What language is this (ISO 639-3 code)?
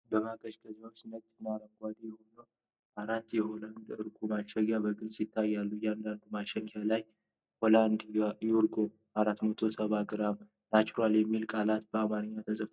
amh